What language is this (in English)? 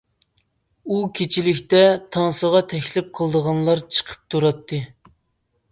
Uyghur